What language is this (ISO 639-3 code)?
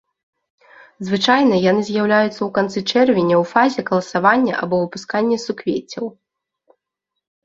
bel